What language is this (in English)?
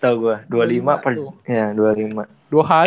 Indonesian